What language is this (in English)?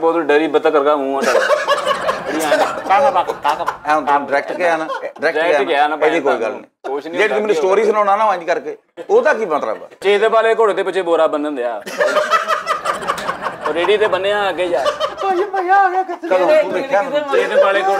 Hindi